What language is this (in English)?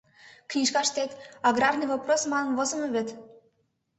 Mari